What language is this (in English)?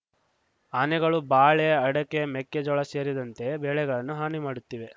Kannada